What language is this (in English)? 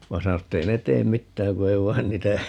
Finnish